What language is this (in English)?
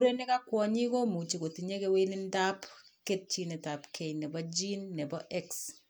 Kalenjin